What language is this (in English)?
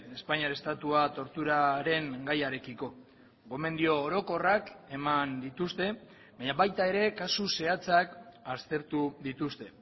Basque